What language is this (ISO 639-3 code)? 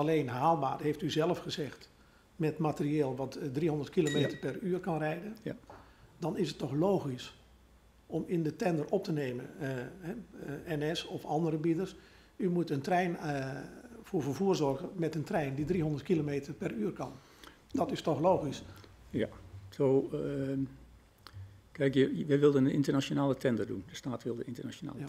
nld